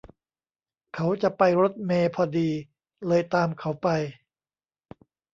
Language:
Thai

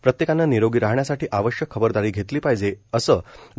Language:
Marathi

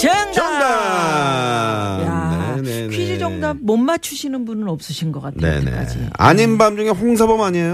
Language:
Korean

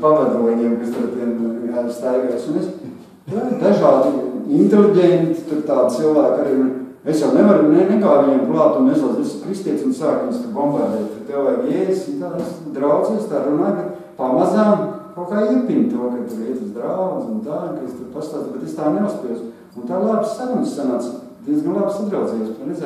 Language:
Latvian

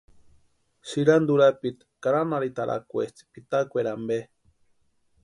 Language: Western Highland Purepecha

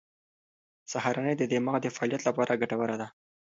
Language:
Pashto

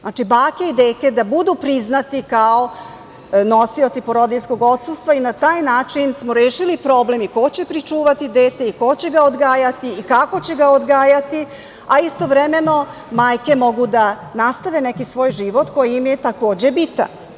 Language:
Serbian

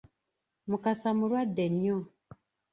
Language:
Ganda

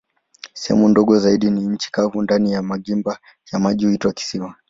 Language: Swahili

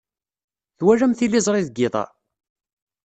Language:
Kabyle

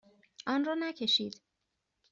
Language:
Persian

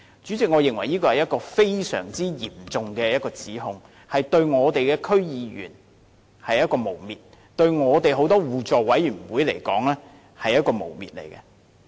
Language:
Cantonese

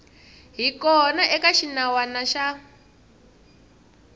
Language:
Tsonga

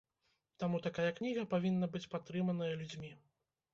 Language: Belarusian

